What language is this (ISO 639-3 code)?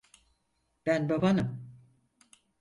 tur